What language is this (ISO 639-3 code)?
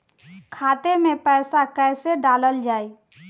bho